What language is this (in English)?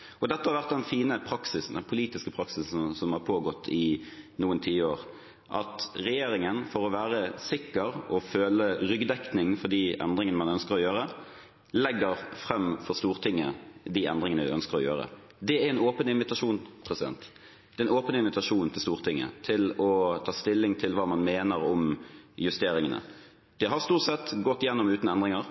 Norwegian Bokmål